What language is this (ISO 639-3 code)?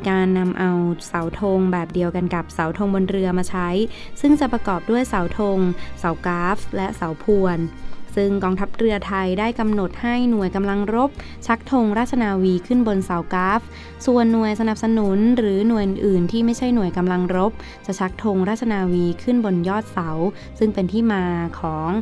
tha